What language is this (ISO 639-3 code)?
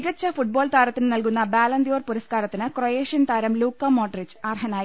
mal